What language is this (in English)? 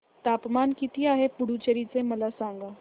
Marathi